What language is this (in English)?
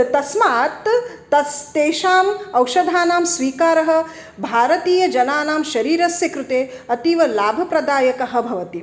Sanskrit